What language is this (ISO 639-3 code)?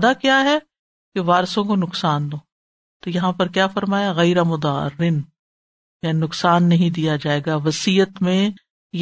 urd